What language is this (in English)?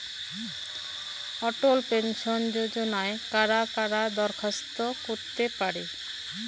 Bangla